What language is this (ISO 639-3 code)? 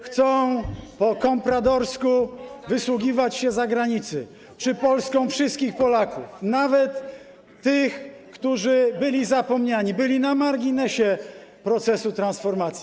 pol